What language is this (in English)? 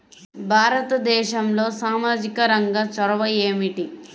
Telugu